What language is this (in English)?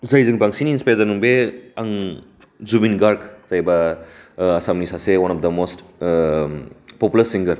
Bodo